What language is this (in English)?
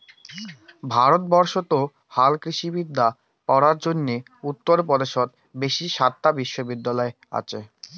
Bangla